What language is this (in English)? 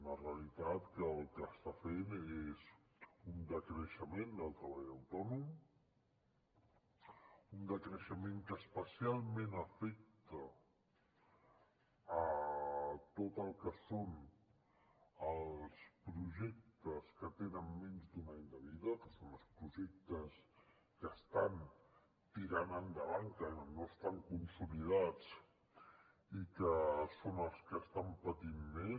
Catalan